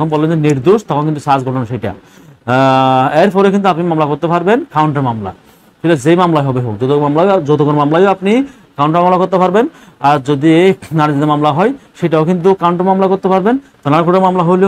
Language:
Arabic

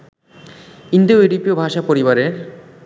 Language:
Bangla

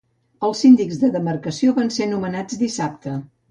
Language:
Catalan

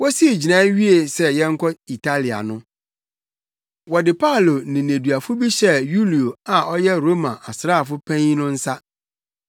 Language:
Akan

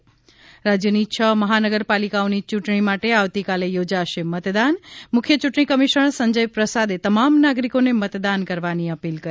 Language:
Gujarati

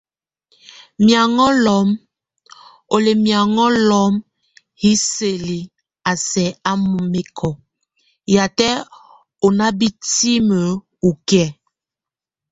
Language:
Tunen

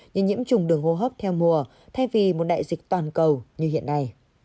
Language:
Vietnamese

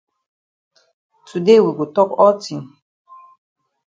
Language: Cameroon Pidgin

